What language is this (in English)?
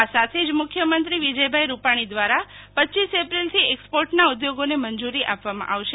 Gujarati